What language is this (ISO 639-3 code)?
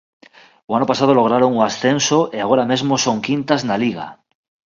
glg